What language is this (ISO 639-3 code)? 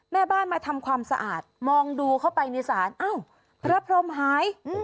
tha